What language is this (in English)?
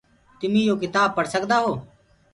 Gurgula